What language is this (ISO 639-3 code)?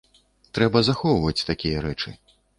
bel